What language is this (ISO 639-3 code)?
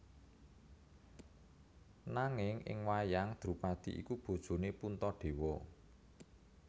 jav